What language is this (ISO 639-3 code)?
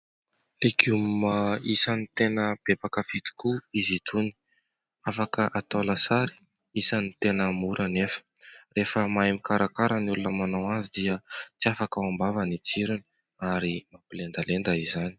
mlg